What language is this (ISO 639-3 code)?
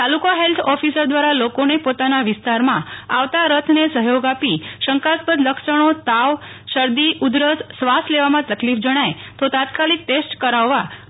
guj